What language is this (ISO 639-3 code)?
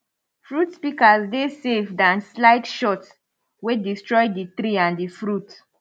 pcm